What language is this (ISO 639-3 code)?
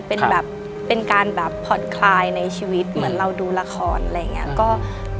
tha